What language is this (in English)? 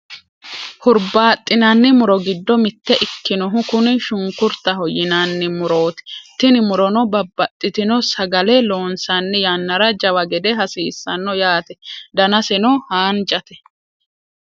Sidamo